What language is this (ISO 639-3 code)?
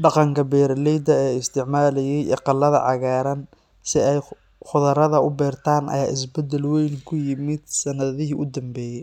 som